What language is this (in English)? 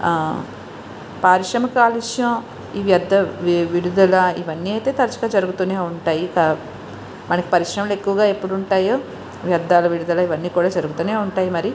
Telugu